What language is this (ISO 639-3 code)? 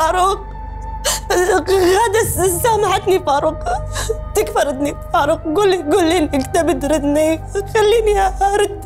ara